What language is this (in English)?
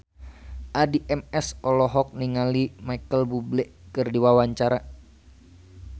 Sundanese